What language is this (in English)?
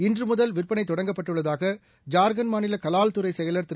Tamil